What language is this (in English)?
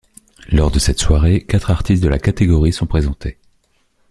French